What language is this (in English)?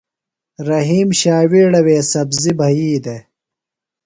Phalura